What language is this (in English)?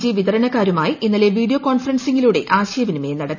Malayalam